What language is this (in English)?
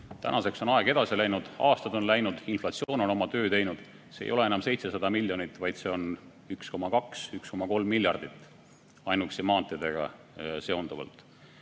Estonian